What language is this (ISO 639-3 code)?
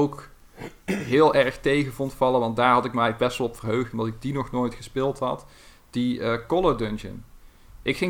nld